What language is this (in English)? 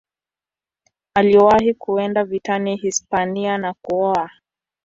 Swahili